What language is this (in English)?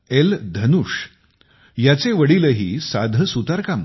Marathi